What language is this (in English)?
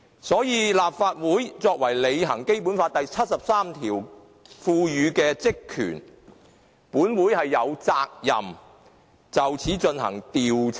Cantonese